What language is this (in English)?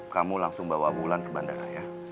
Indonesian